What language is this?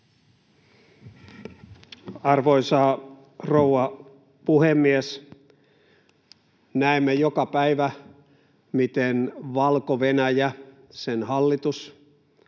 Finnish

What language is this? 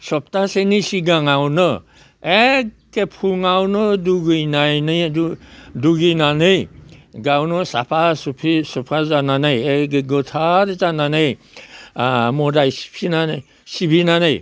Bodo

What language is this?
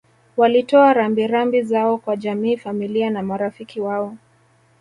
Swahili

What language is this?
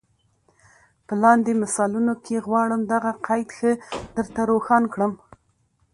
Pashto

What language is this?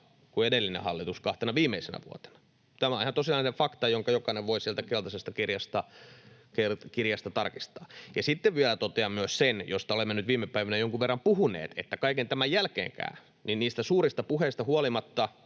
Finnish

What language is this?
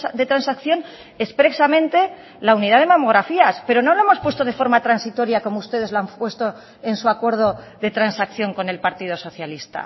Spanish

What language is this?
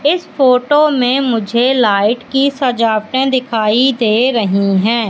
Hindi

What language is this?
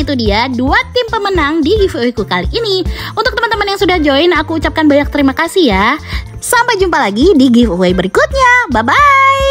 Indonesian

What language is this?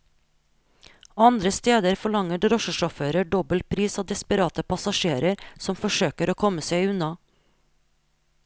Norwegian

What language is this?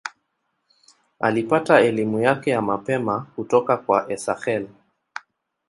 Swahili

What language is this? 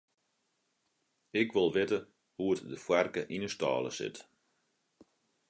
Western Frisian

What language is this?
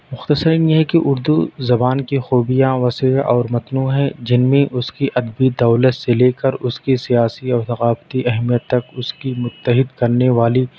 Urdu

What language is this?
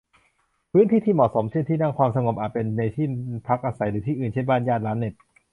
Thai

